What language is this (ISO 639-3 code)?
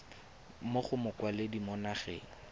tsn